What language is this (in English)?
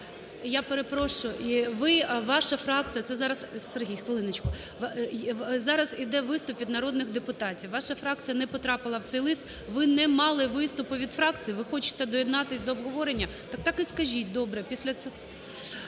Ukrainian